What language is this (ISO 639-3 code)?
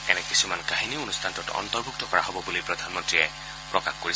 asm